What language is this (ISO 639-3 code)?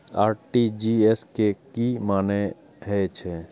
mai